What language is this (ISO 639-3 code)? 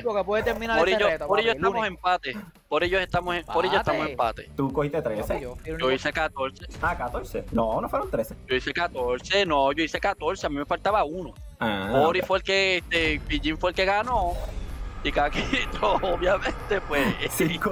spa